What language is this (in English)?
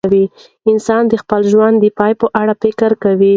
Pashto